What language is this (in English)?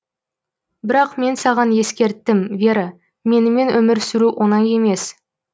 Kazakh